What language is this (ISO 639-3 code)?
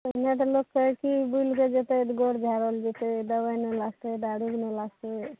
mai